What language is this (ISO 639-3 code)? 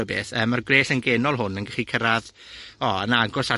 cym